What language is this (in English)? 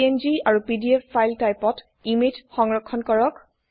Assamese